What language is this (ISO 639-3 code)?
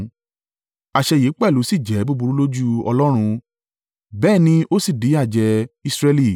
yor